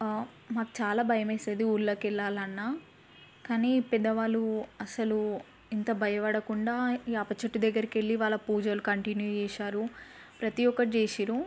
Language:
Telugu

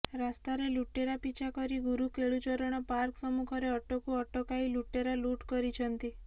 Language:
Odia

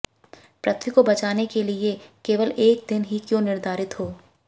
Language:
Hindi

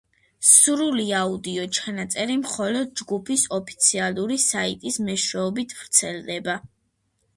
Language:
Georgian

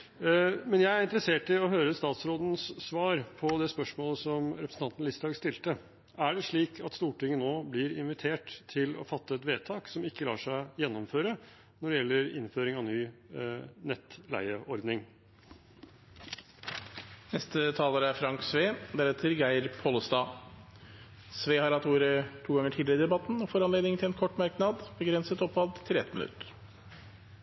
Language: Norwegian Bokmål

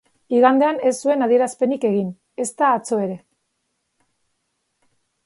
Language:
Basque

